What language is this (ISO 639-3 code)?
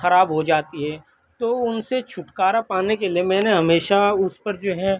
urd